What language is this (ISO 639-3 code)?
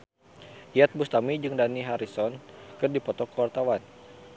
sun